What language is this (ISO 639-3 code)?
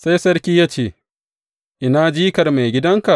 hau